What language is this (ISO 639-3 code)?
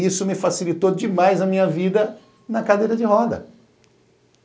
por